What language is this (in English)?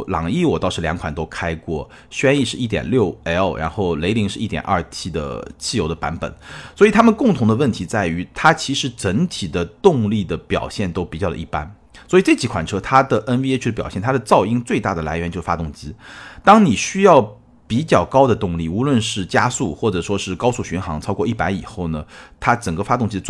Chinese